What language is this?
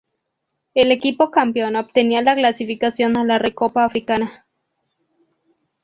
Spanish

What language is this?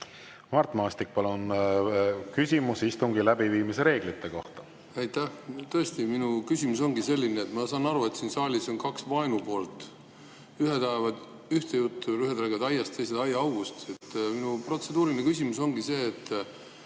Estonian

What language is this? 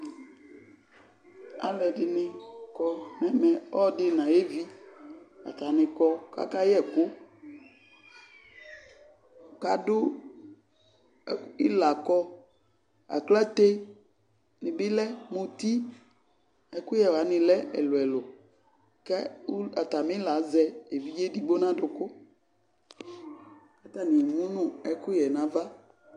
Ikposo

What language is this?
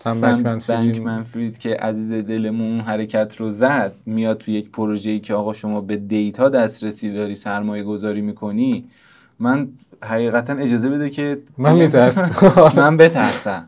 Persian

